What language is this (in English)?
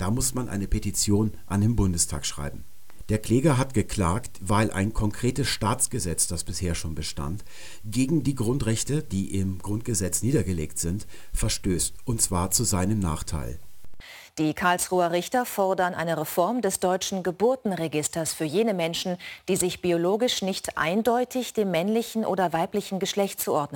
German